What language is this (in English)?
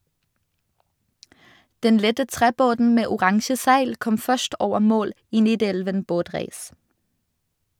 Norwegian